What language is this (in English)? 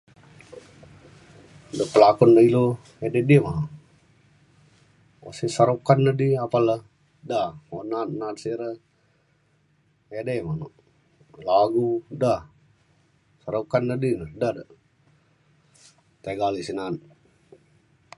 Mainstream Kenyah